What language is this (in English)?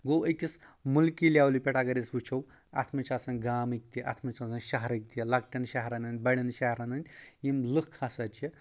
Kashmiri